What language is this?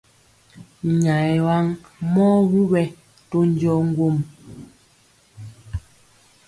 Mpiemo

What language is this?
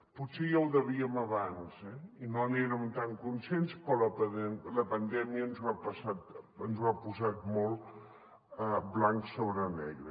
Catalan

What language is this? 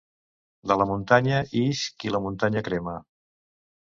Catalan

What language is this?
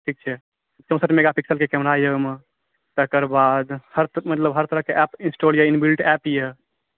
Maithili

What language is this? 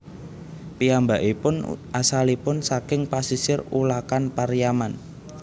Javanese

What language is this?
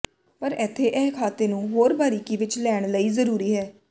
Punjabi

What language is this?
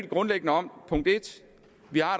Danish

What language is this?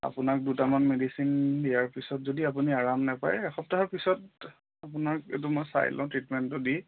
Assamese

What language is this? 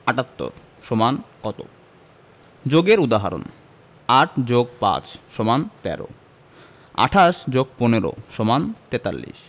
Bangla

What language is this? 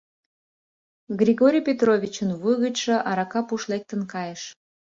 Mari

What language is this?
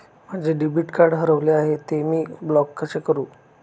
Marathi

